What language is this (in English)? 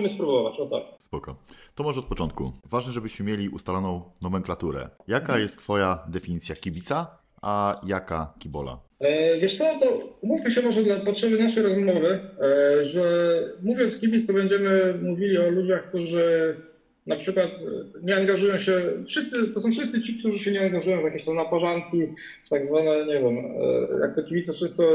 Polish